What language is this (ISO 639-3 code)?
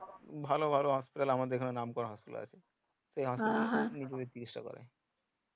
ben